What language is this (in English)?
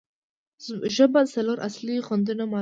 Pashto